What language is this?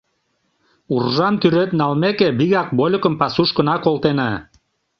Mari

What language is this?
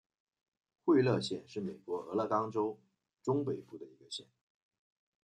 Chinese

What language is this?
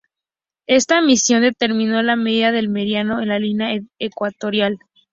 Spanish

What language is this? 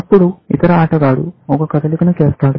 Telugu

